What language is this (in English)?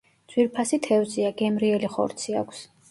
Georgian